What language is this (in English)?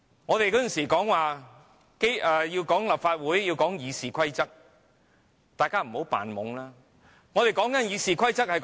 Cantonese